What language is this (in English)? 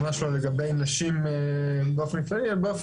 Hebrew